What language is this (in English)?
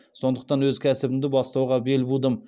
Kazakh